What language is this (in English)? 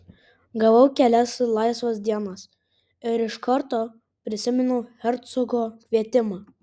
Lithuanian